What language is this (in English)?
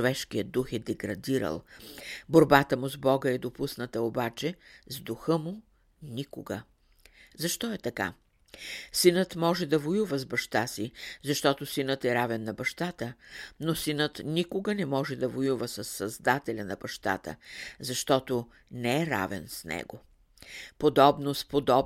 Bulgarian